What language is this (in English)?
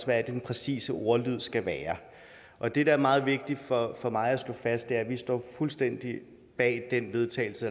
Danish